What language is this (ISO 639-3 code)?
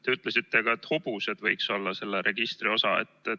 est